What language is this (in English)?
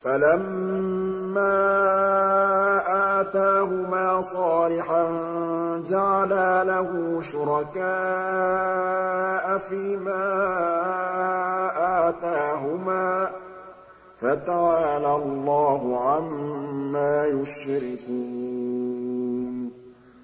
Arabic